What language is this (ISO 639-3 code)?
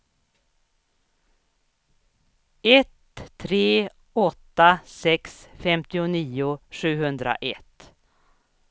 swe